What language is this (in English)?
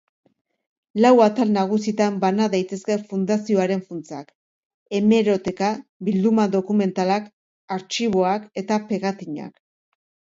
Basque